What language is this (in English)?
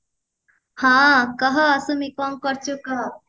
Odia